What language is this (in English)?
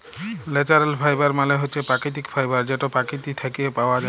Bangla